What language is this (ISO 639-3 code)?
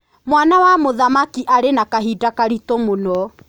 kik